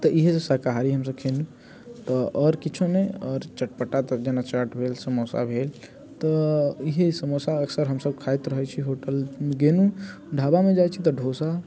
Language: Maithili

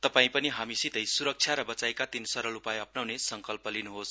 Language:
Nepali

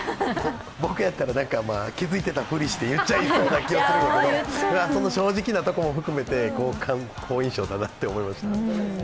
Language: Japanese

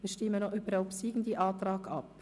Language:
Swiss German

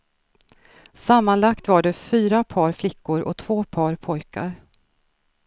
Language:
Swedish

